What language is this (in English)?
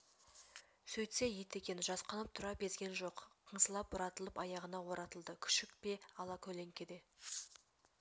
Kazakh